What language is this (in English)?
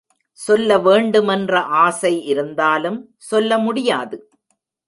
Tamil